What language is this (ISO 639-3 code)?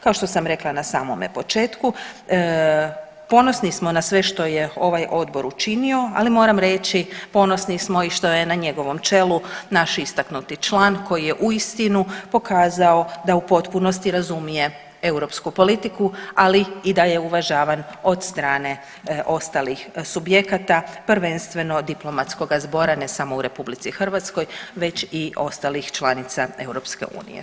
hrv